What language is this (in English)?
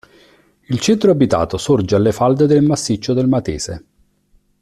Italian